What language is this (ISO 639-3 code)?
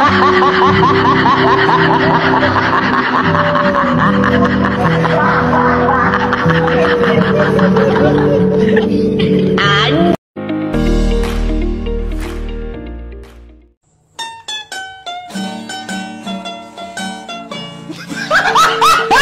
ind